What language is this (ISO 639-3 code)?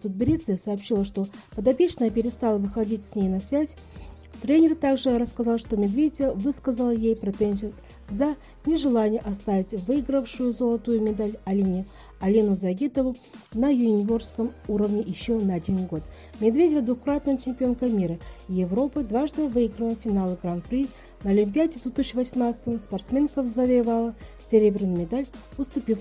rus